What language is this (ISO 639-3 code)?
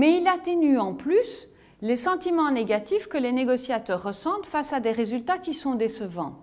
fra